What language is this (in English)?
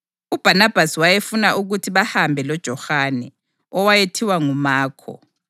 North Ndebele